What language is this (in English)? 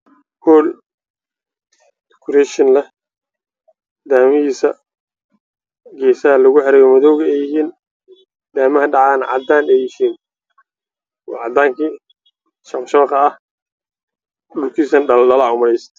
Somali